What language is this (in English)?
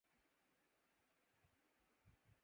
Urdu